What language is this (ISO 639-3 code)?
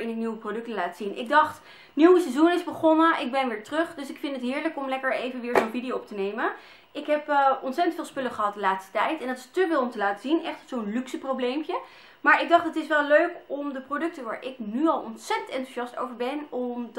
nld